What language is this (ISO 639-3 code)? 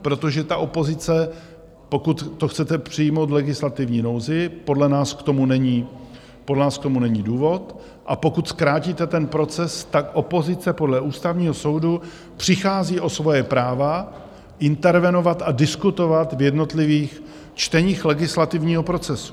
ces